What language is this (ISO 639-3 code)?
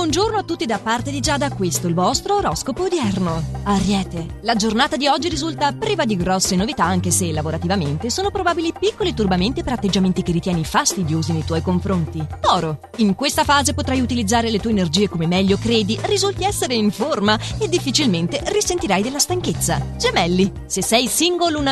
ita